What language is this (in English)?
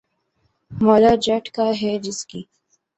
Urdu